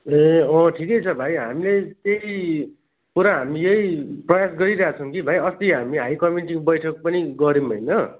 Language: Nepali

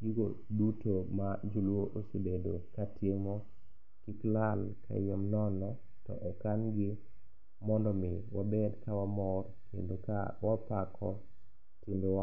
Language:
Luo (Kenya and Tanzania)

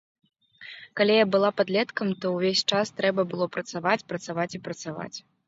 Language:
Belarusian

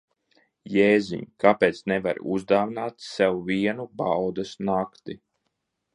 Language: Latvian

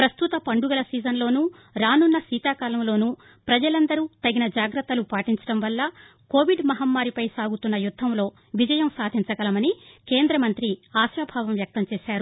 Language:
Telugu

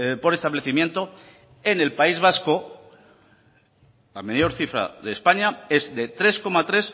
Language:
Spanish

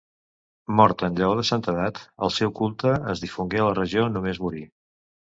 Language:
Catalan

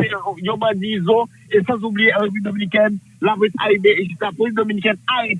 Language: French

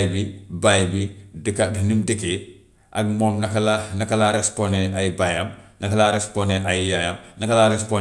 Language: Gambian Wolof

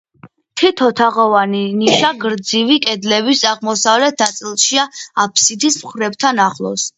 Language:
Georgian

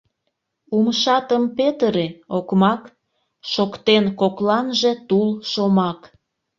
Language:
Mari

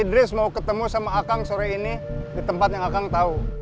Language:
Indonesian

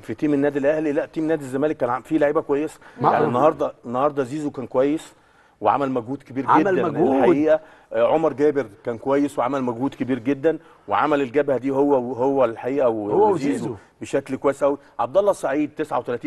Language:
Arabic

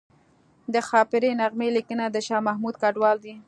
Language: Pashto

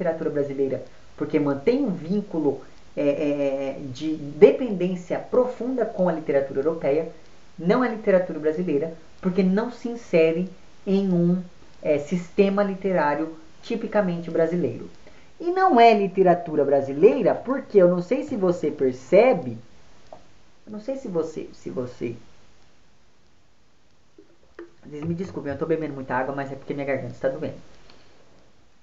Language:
Portuguese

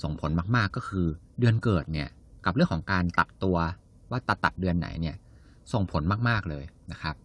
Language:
Thai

